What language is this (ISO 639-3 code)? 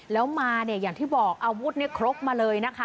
tha